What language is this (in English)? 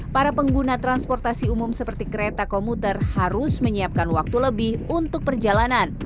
Indonesian